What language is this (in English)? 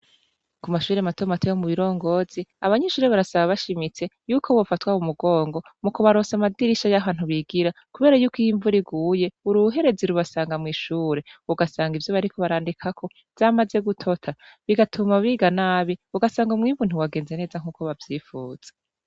Rundi